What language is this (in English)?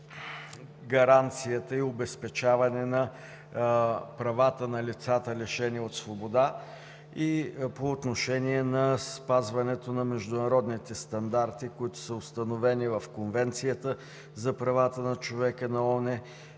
Bulgarian